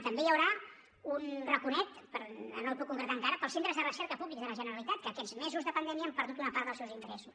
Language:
Catalan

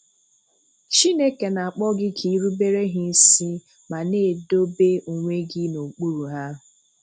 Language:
Igbo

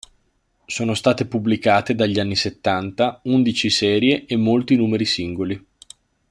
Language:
Italian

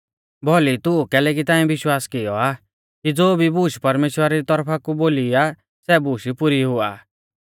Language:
Mahasu Pahari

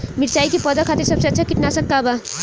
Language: Bhojpuri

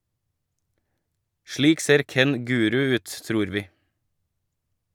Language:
Norwegian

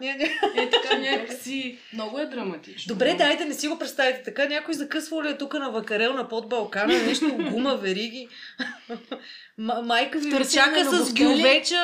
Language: Bulgarian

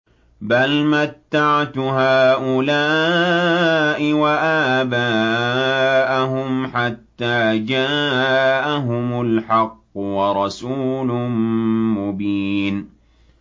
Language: Arabic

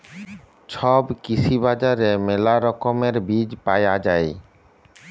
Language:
Bangla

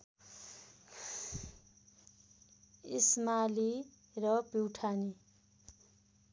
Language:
Nepali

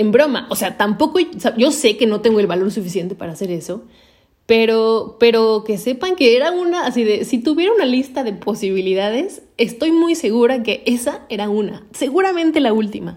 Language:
Spanish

